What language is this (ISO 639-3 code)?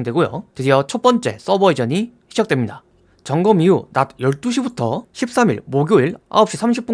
kor